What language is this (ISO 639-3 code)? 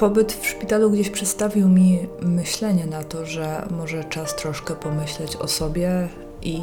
pol